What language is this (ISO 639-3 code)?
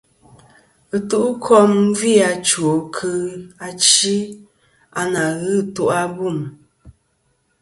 bkm